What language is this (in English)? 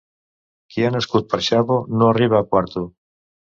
Catalan